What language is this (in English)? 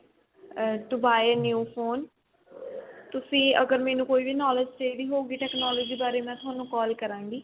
Punjabi